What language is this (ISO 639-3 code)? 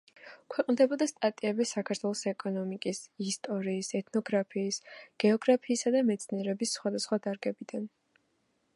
kat